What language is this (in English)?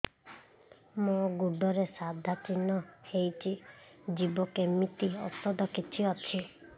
Odia